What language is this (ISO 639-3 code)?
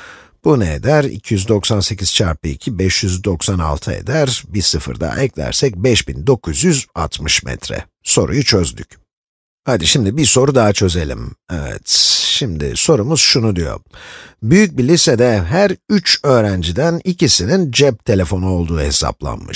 tur